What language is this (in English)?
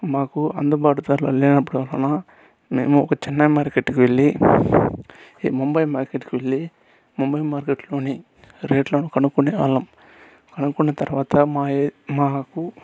Telugu